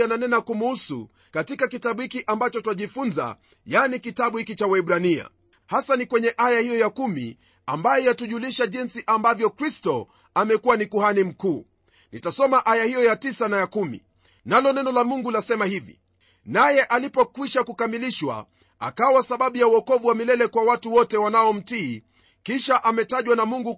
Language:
Swahili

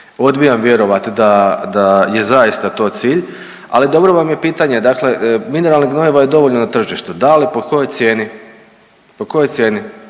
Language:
Croatian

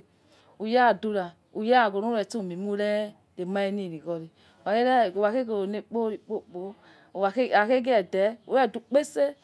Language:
Yekhee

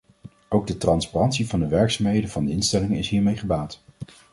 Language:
Dutch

